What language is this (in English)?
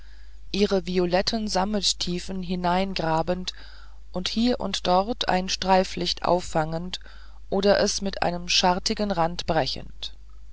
German